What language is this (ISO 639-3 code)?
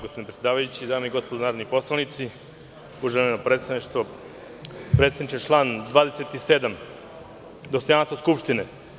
srp